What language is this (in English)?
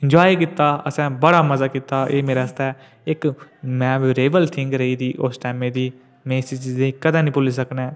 Dogri